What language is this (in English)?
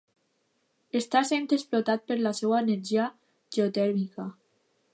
Catalan